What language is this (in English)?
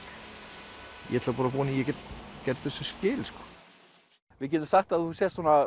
Icelandic